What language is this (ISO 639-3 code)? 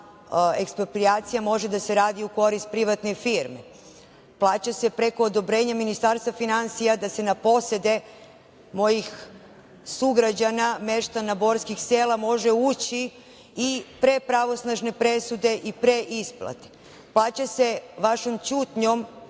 srp